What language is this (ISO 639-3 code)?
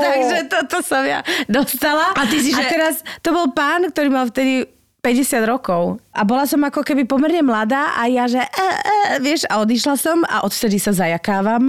slk